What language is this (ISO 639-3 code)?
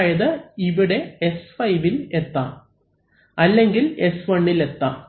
mal